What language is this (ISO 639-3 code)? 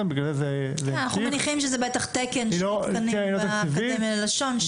heb